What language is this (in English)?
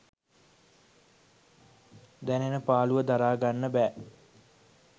Sinhala